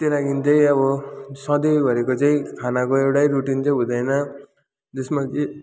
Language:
Nepali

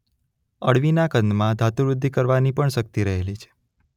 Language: Gujarati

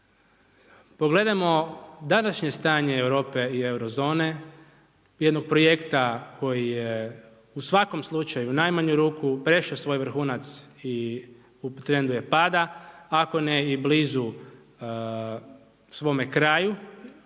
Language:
Croatian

